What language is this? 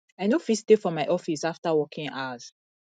Nigerian Pidgin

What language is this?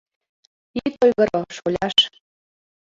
Mari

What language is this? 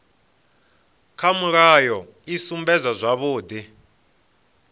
Venda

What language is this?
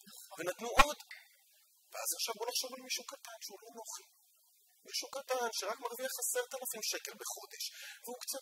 Hebrew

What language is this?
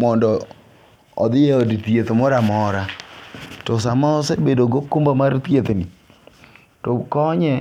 Luo (Kenya and Tanzania)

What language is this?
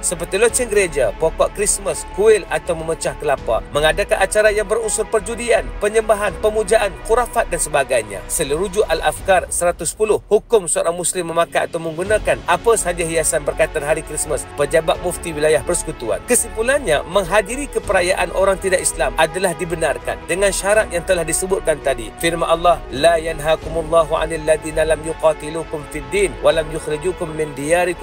Malay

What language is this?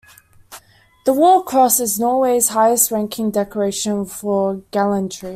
English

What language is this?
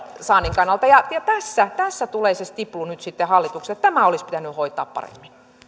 Finnish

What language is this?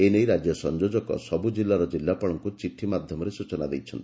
Odia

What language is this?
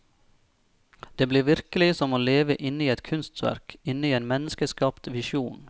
Norwegian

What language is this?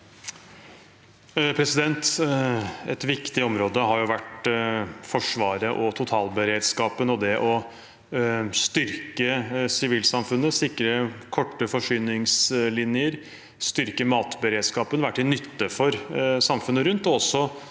Norwegian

